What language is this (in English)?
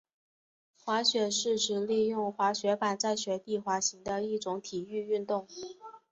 Chinese